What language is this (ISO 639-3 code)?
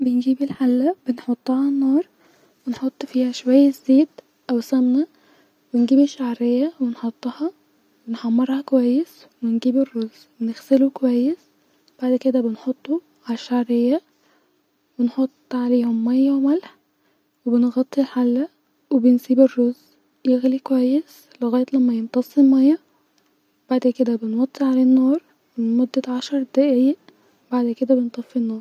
arz